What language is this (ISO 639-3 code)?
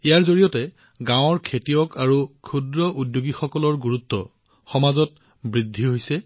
asm